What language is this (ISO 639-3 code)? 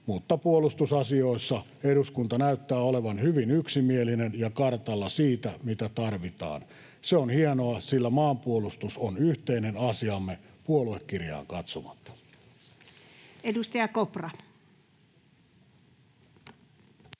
fin